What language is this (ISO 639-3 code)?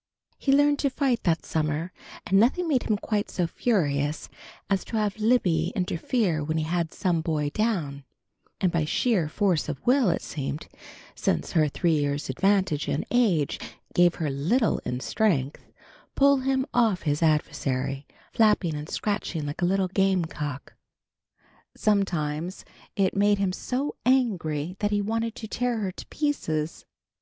eng